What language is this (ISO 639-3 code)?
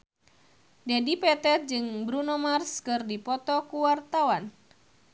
sun